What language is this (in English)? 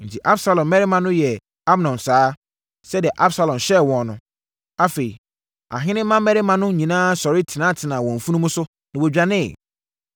Akan